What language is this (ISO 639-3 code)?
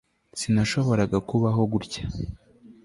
kin